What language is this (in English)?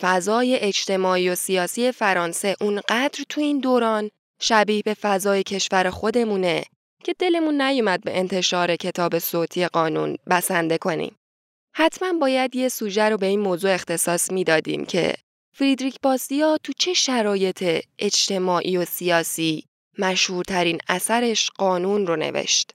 Persian